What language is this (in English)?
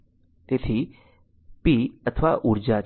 Gujarati